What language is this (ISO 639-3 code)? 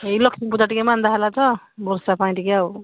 ori